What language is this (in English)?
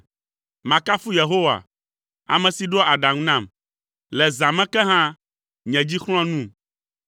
Ewe